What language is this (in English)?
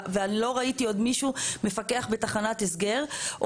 Hebrew